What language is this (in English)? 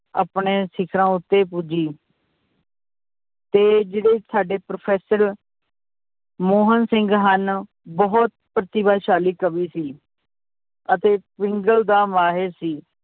Punjabi